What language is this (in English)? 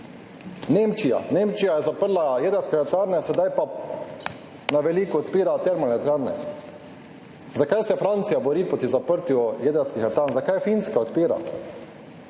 Slovenian